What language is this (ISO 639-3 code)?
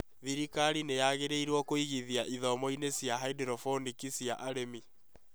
kik